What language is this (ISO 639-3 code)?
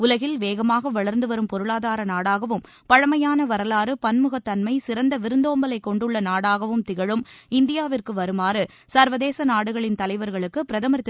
tam